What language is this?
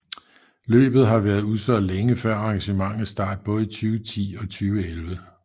Danish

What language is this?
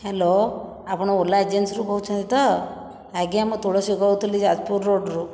Odia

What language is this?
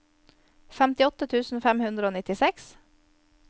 Norwegian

